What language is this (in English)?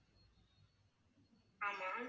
Tamil